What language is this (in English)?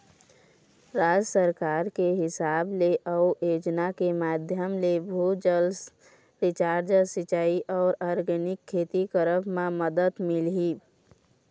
Chhattisgarhi